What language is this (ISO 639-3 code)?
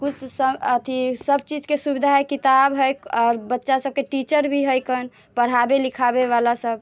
mai